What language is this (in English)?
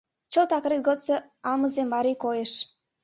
Mari